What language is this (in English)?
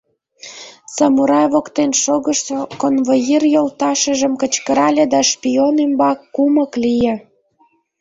Mari